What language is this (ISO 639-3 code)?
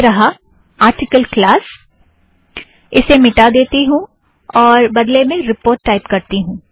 hin